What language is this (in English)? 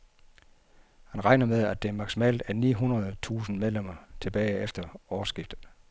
Danish